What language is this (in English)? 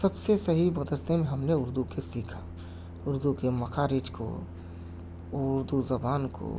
Urdu